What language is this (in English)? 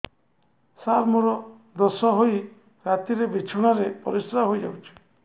Odia